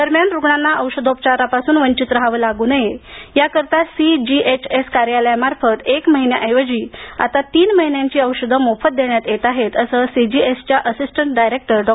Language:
Marathi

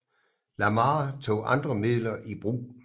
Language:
Danish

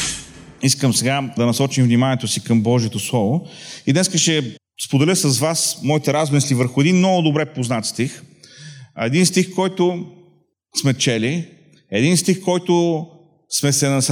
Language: Bulgarian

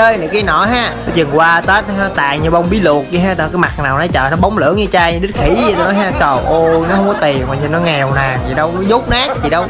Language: Vietnamese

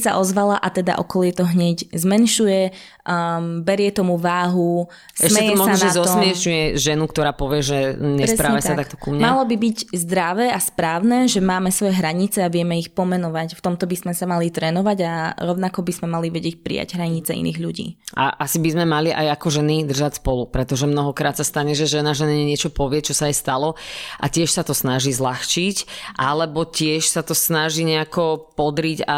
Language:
Slovak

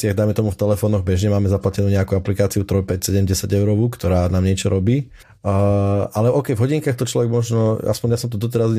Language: Slovak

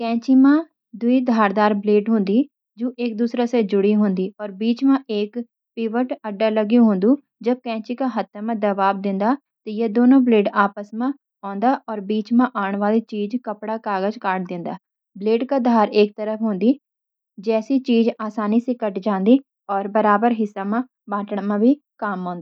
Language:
Garhwali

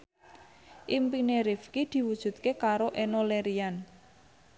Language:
Javanese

